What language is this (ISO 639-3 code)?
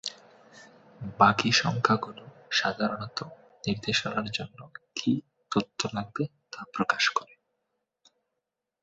ben